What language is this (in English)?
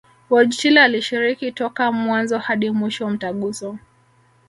Swahili